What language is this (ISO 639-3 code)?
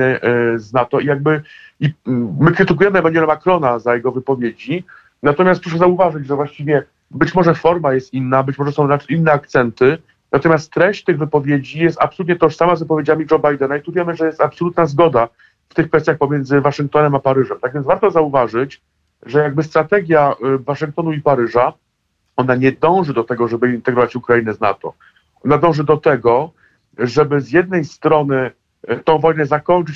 pol